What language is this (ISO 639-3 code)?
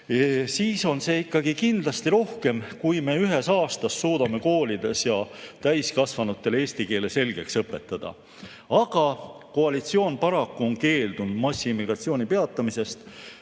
est